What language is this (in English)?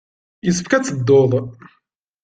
Kabyle